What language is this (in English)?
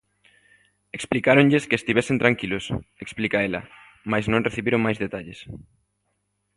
Galician